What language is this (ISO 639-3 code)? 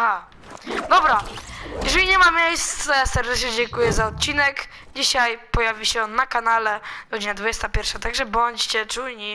pol